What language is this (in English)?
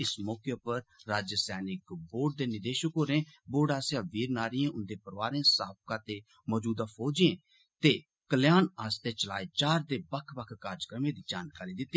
Dogri